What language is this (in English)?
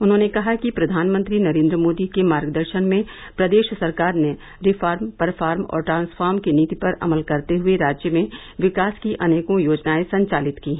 Hindi